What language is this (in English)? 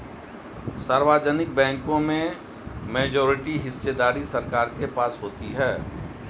Hindi